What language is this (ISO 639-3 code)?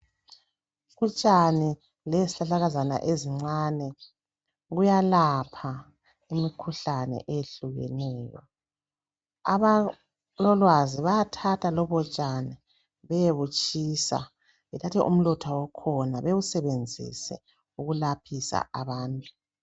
nde